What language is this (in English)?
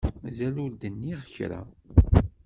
Kabyle